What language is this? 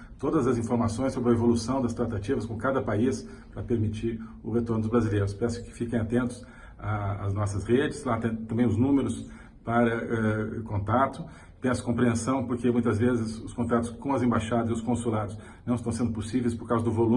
Portuguese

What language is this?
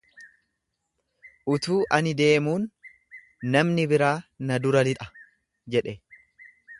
Oromo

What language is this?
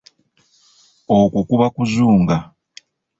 Ganda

